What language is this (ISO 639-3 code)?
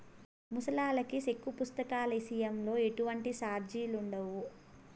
tel